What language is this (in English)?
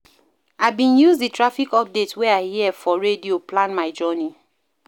Nigerian Pidgin